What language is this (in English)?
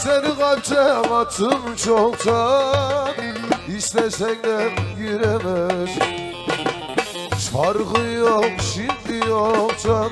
Turkish